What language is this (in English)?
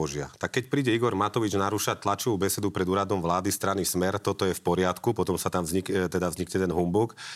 Slovak